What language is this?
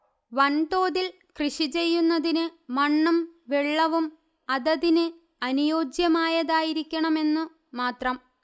Malayalam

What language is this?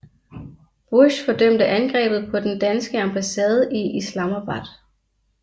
Danish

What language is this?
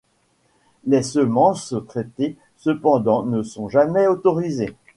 French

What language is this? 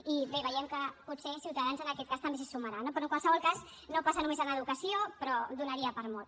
Catalan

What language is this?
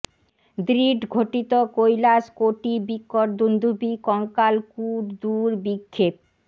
Bangla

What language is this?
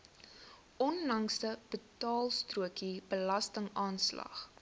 Afrikaans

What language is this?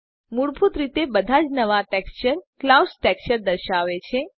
Gujarati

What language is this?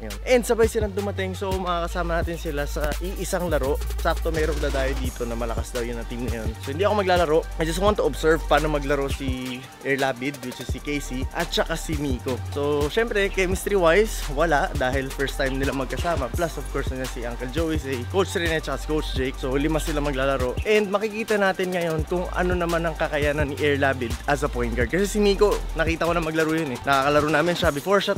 Filipino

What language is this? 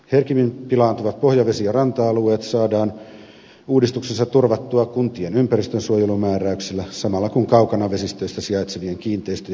Finnish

